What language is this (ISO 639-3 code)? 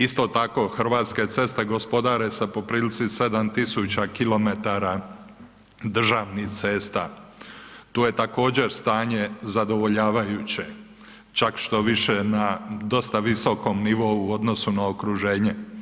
hrv